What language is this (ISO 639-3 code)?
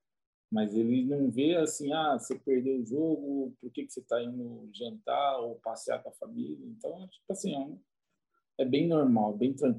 por